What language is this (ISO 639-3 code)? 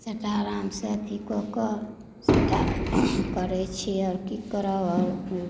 mai